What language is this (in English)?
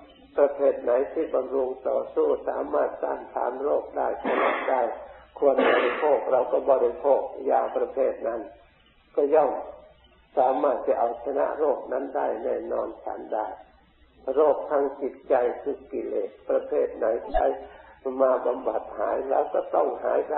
Thai